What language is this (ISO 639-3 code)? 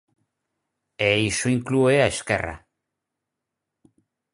glg